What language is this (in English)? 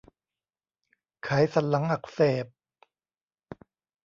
Thai